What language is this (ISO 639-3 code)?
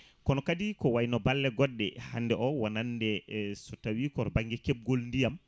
ful